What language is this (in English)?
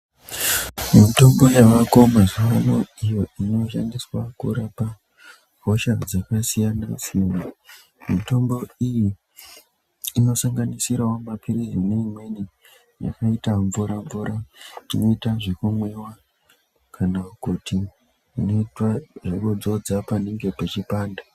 Ndau